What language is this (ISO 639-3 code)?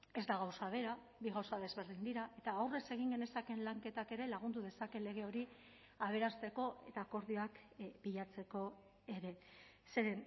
eus